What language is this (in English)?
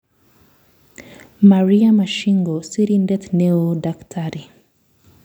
Kalenjin